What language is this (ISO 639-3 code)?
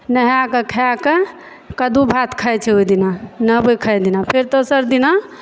mai